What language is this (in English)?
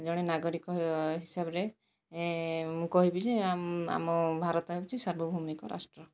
Odia